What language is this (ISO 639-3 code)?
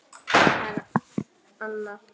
isl